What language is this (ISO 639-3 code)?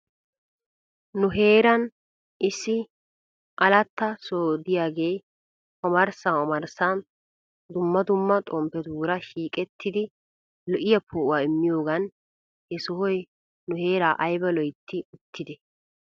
wal